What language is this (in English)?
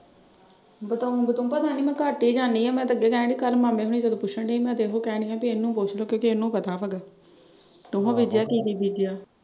Punjabi